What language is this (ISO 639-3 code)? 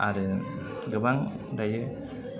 brx